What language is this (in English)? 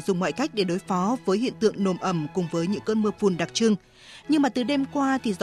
Vietnamese